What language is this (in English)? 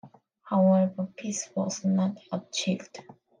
English